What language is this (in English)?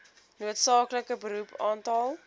Afrikaans